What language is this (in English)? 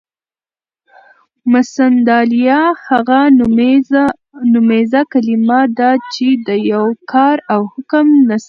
Pashto